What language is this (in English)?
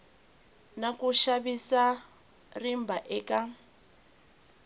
Tsonga